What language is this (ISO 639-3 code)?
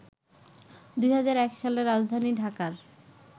ben